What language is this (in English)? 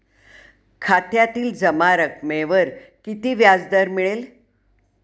Marathi